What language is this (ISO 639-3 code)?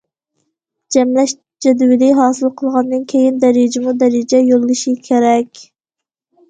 uig